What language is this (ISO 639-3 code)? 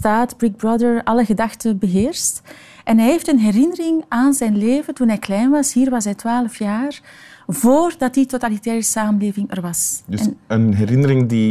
nld